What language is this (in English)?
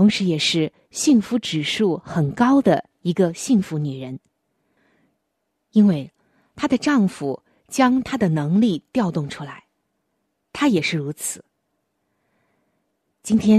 Chinese